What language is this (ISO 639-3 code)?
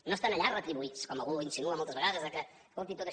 cat